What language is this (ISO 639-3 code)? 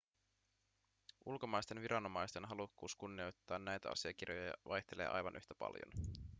fin